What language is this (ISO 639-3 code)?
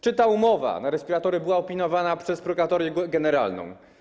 pol